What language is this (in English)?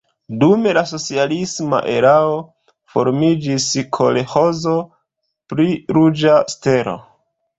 Esperanto